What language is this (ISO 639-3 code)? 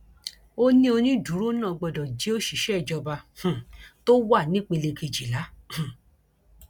yor